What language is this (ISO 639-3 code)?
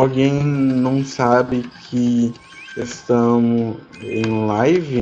por